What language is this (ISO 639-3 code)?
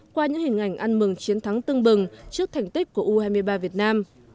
vie